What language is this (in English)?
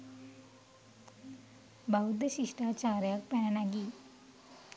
Sinhala